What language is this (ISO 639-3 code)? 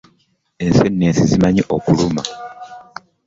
lug